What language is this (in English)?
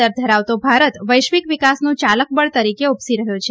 Gujarati